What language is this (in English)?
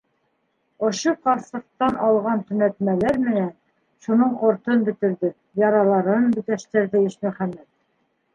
Bashkir